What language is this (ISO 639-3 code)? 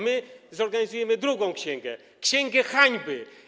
pol